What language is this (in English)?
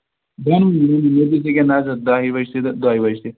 Kashmiri